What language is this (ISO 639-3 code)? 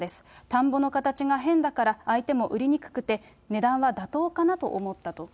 jpn